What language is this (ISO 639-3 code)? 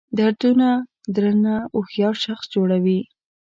pus